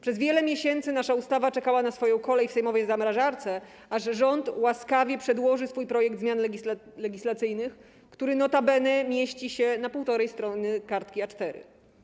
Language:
Polish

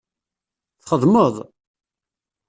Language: Kabyle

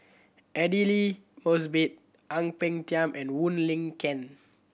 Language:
English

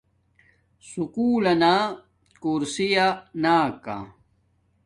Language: Domaaki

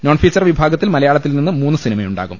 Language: Malayalam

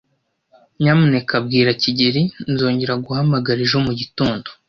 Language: Kinyarwanda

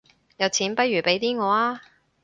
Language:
Cantonese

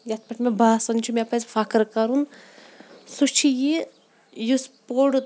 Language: Kashmiri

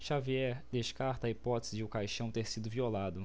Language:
Portuguese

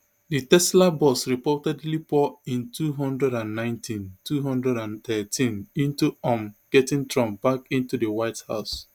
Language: Nigerian Pidgin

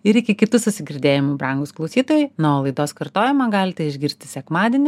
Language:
Lithuanian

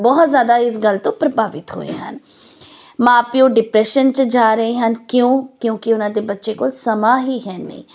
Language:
Punjabi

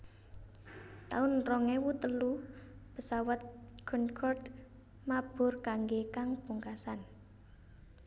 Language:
Javanese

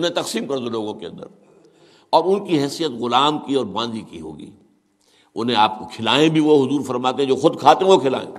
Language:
Urdu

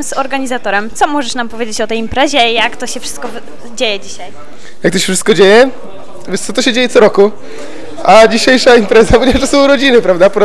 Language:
Polish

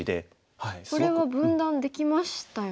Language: Japanese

